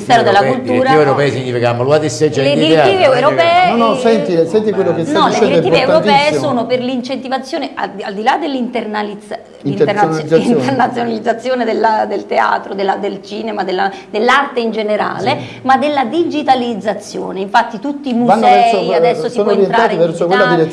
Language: Italian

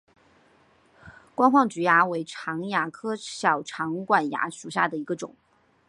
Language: Chinese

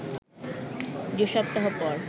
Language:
Bangla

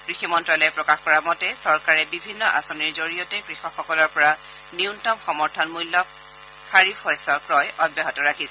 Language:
Assamese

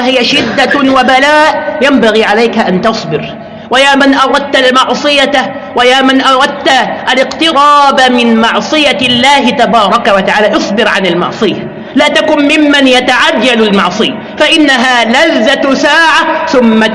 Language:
Arabic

